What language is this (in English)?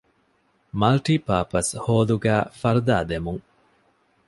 Divehi